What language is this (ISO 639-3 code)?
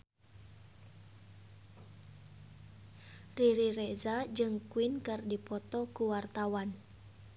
sun